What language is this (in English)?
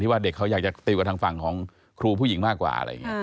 Thai